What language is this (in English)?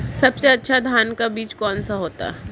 Hindi